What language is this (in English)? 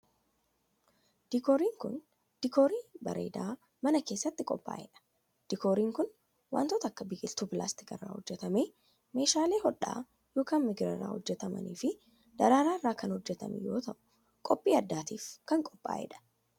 Oromo